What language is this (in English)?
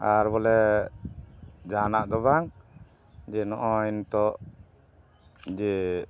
Santali